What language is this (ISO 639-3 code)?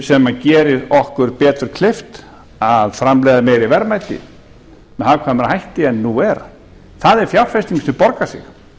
isl